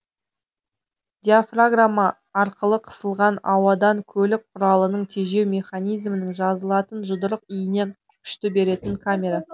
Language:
Kazakh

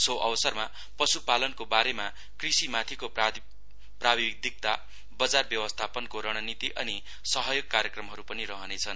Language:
Nepali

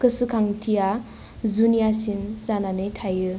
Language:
Bodo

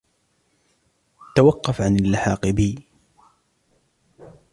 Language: Arabic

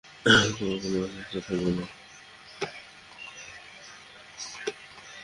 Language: Bangla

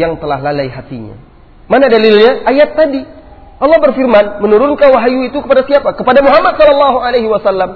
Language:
Malay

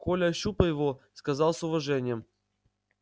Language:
Russian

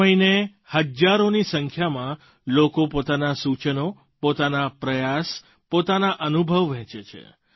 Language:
Gujarati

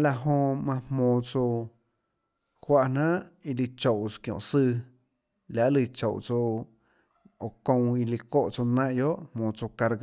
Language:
Tlacoatzintepec Chinantec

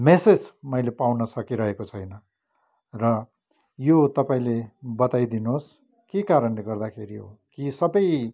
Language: Nepali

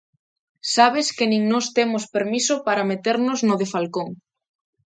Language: Galician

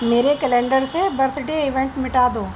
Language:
Urdu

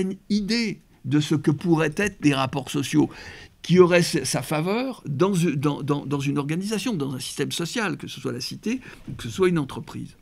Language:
French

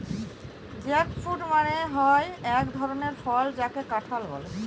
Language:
Bangla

